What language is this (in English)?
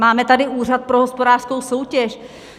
Czech